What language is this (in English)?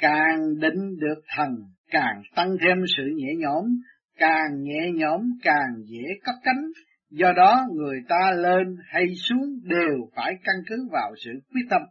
Vietnamese